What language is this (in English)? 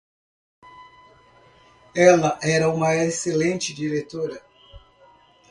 Portuguese